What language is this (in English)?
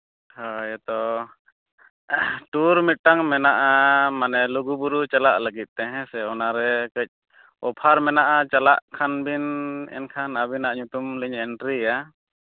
Santali